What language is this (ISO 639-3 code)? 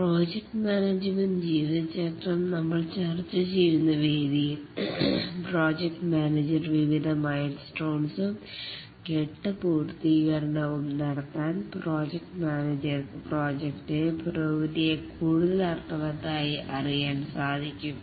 mal